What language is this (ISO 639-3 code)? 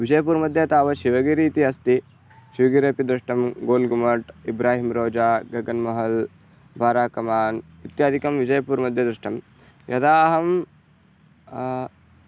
san